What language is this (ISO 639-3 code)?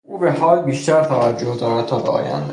fas